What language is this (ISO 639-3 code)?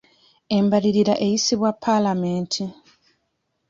lug